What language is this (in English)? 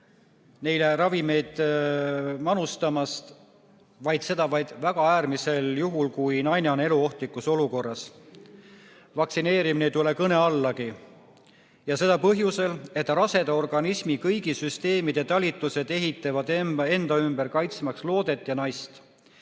Estonian